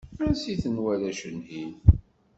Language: Kabyle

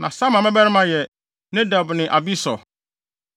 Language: Akan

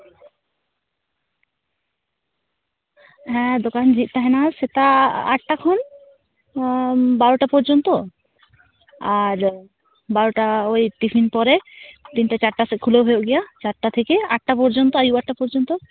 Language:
Santali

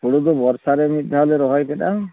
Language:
Santali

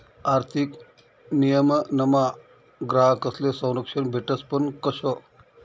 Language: Marathi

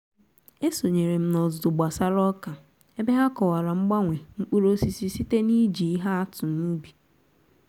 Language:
Igbo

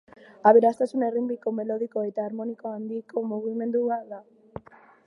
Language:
Basque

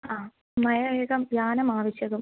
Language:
Sanskrit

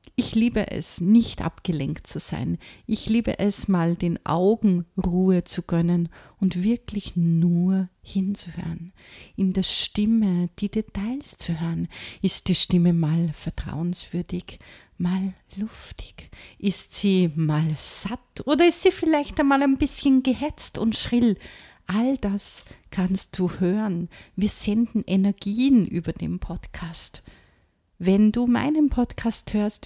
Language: German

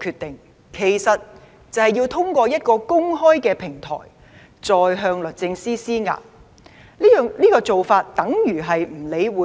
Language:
Cantonese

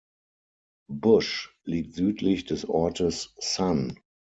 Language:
German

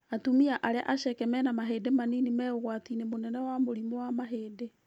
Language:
Kikuyu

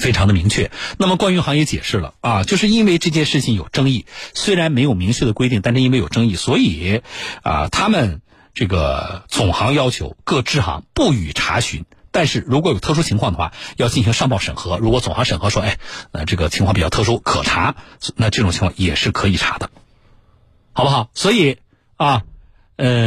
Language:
Chinese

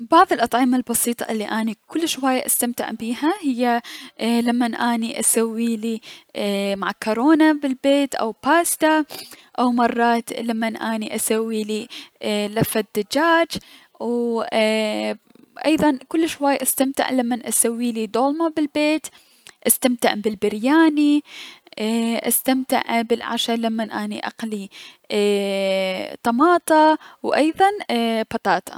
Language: Mesopotamian Arabic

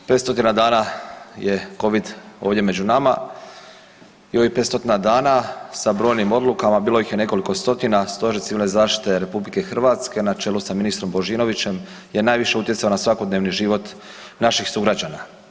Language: Croatian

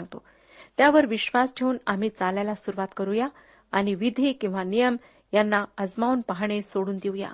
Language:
Marathi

